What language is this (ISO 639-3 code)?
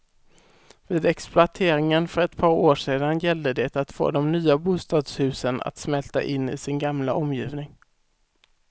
swe